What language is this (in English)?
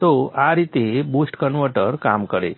Gujarati